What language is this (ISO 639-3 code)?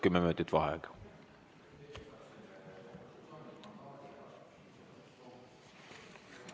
est